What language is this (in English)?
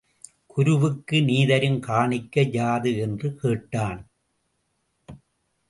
Tamil